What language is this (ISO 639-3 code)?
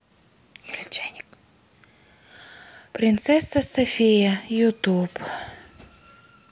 rus